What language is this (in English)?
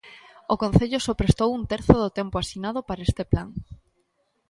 Galician